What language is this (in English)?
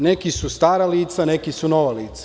Serbian